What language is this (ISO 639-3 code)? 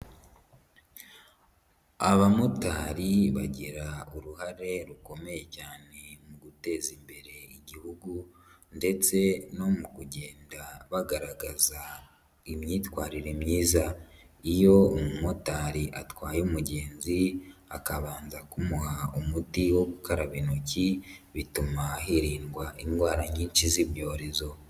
kin